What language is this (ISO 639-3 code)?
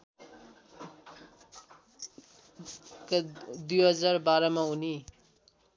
nep